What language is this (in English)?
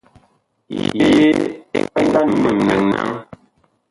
Bakoko